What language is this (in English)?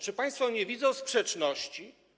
Polish